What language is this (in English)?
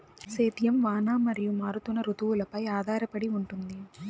Telugu